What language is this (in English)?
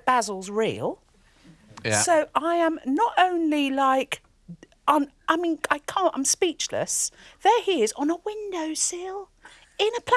English